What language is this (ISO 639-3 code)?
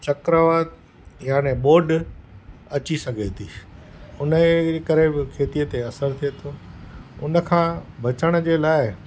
snd